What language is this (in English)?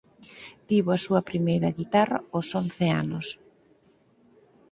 Galician